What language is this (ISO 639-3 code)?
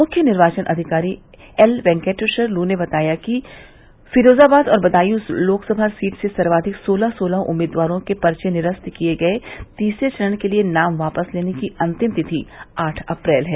hin